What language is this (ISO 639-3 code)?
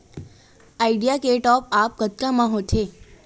hne